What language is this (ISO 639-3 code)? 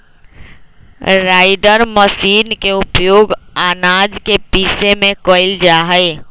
mag